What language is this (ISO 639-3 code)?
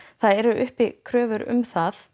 isl